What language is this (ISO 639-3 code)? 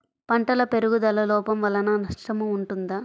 tel